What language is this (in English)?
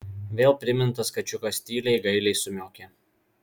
Lithuanian